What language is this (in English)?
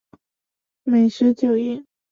Chinese